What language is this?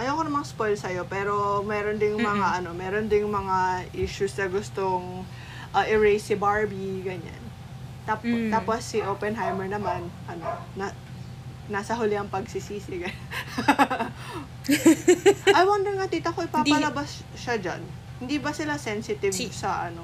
Filipino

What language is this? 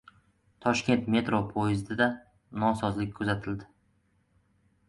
Uzbek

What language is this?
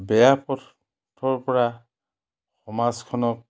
Assamese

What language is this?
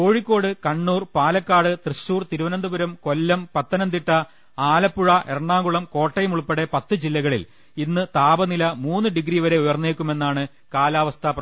Malayalam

